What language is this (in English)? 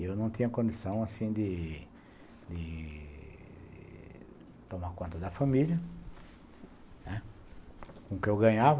Portuguese